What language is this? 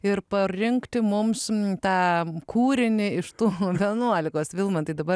Lithuanian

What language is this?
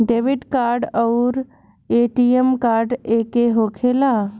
Bhojpuri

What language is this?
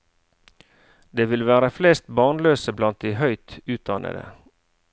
Norwegian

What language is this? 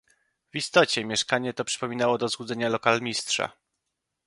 Polish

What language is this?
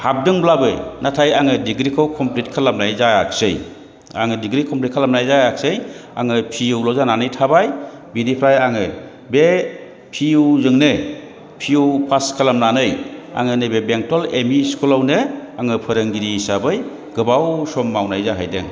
Bodo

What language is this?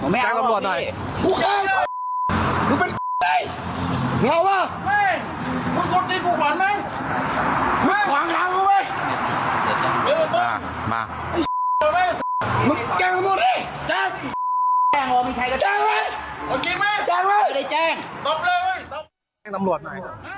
Thai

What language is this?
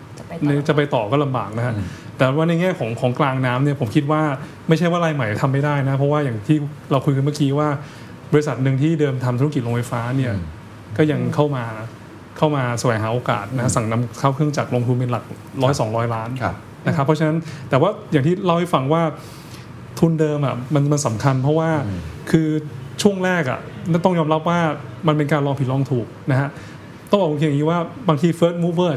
Thai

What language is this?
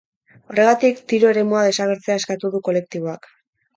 Basque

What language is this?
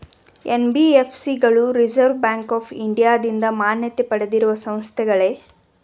Kannada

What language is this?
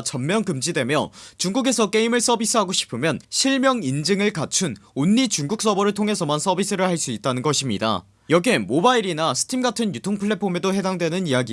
Korean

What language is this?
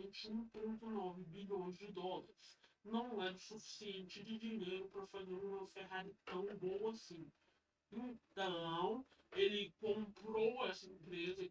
Portuguese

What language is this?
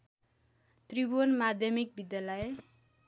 Nepali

